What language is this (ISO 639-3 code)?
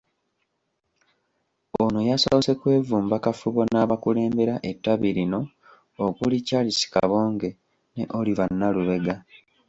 lug